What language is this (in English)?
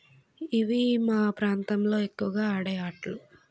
Telugu